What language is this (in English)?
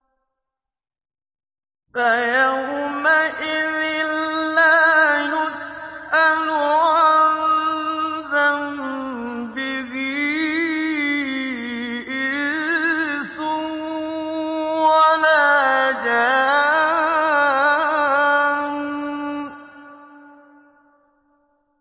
Arabic